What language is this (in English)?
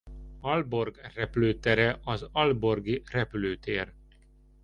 Hungarian